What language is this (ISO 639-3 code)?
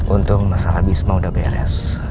ind